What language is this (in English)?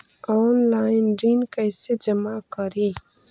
Magahi